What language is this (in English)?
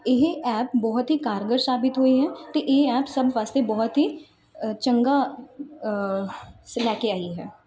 Punjabi